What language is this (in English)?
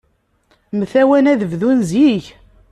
Kabyle